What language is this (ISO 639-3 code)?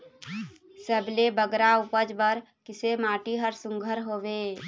hne